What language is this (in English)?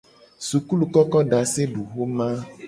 Gen